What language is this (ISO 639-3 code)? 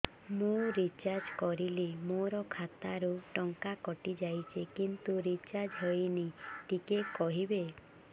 ori